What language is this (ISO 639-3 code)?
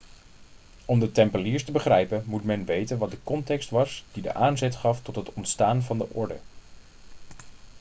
nld